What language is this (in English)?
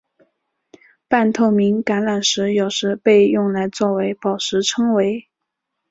Chinese